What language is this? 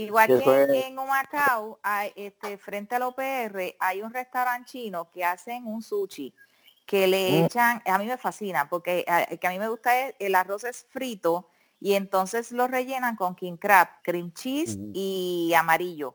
Spanish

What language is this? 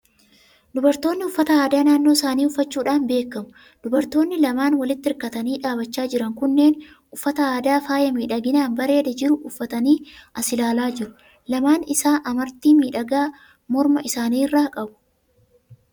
Oromo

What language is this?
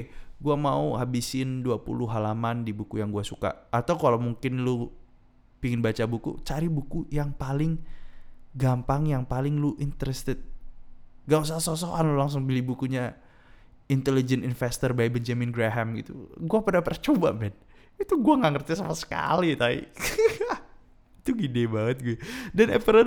Indonesian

